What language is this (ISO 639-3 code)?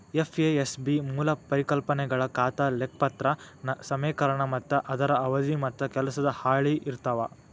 kan